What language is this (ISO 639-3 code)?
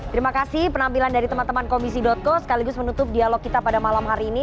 ind